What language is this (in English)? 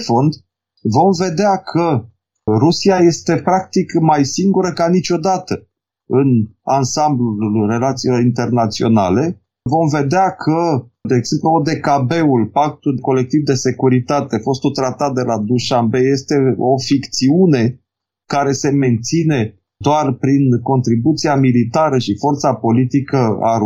Romanian